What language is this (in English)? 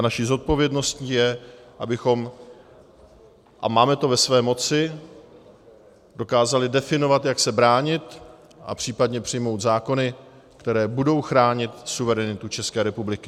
Czech